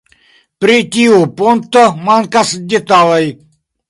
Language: Esperanto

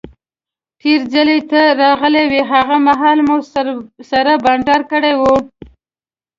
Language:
Pashto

